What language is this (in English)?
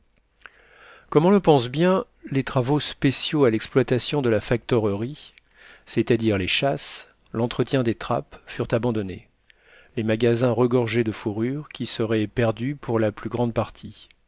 French